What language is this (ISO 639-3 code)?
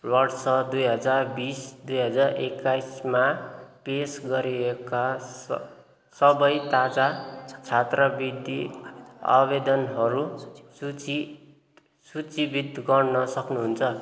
nep